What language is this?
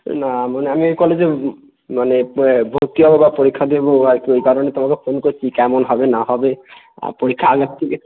Bangla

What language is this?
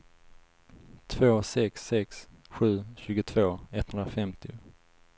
Swedish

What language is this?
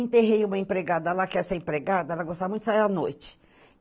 Portuguese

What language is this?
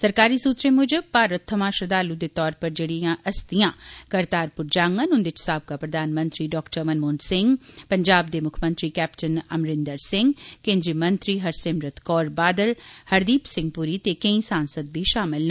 Dogri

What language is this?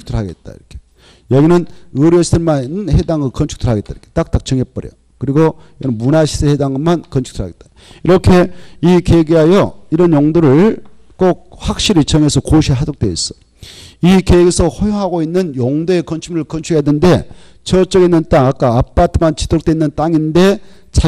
Korean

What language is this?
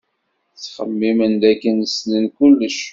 Kabyle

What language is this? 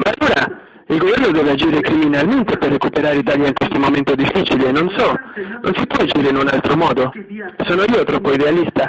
Italian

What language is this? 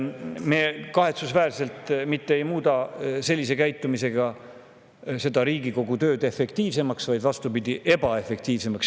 Estonian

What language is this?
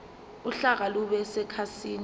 Zulu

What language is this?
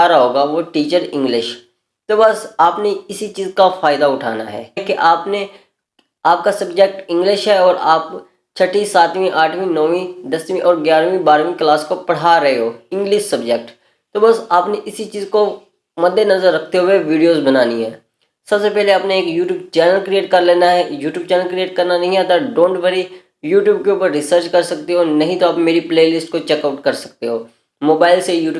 Hindi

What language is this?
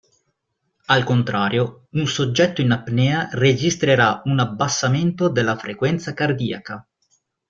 Italian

